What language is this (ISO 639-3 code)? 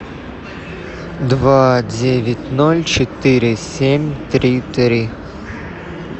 rus